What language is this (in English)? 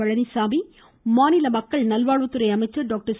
Tamil